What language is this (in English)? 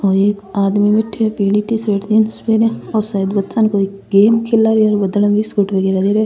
Rajasthani